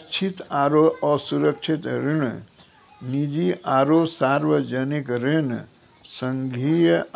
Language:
Maithili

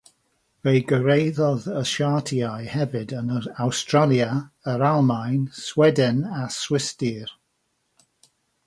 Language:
Welsh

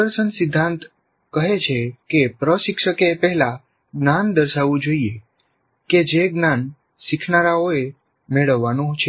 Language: Gujarati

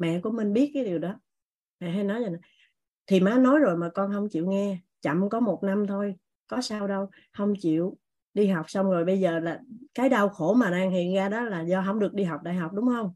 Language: Vietnamese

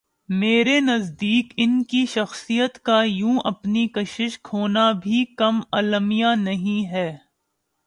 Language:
Urdu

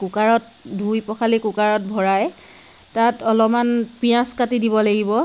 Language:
Assamese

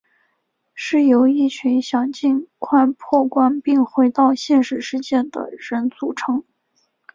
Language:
Chinese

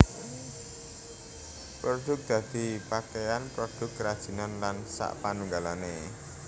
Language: Javanese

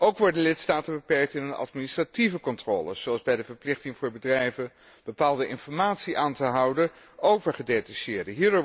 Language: Dutch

